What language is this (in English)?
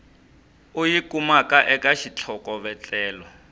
Tsonga